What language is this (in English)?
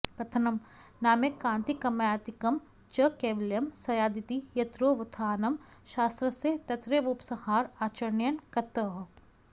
Sanskrit